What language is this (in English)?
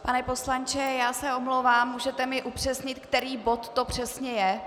Czech